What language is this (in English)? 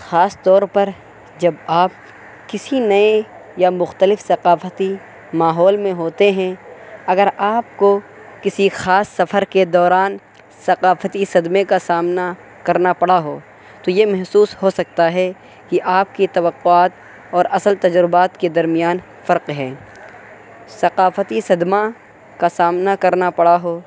Urdu